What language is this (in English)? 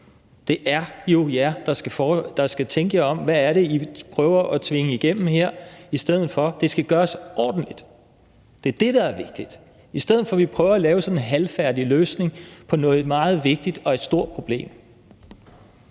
Danish